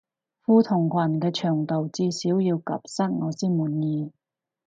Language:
Cantonese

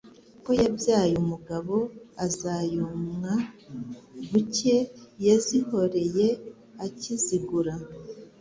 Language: Kinyarwanda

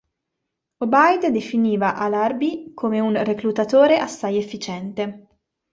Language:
Italian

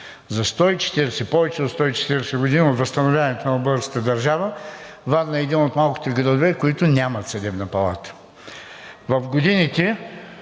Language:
Bulgarian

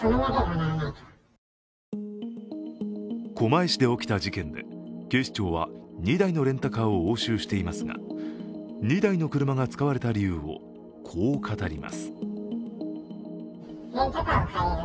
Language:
Japanese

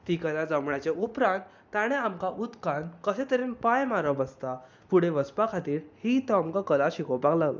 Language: Konkani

